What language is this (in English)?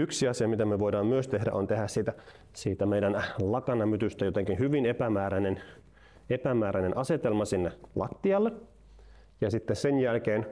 Finnish